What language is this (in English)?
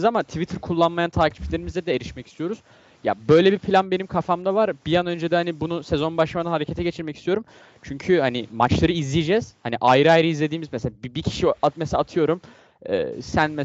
Turkish